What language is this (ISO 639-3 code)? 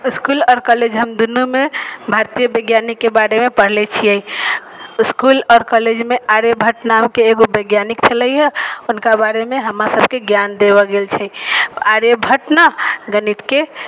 mai